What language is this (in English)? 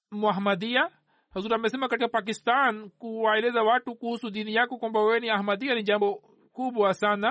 Swahili